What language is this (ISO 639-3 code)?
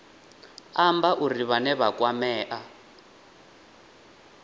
ven